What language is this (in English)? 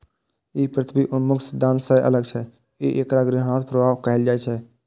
Maithili